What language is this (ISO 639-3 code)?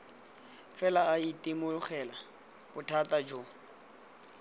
tsn